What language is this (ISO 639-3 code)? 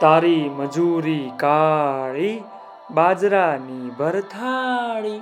guj